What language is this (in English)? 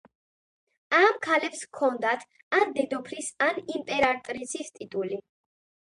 Georgian